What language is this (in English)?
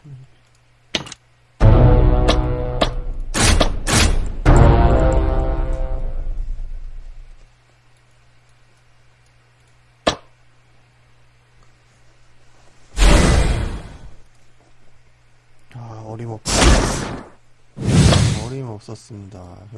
Korean